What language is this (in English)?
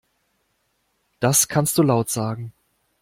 German